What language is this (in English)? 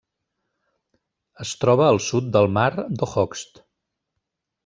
Catalan